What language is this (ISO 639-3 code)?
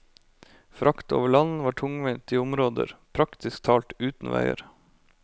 nor